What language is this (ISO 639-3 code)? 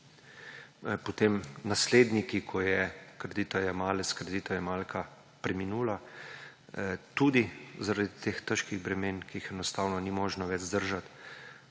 slv